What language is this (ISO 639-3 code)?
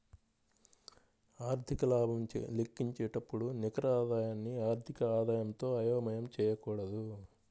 tel